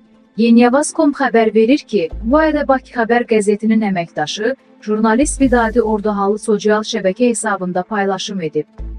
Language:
Turkish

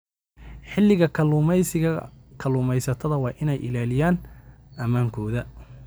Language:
Somali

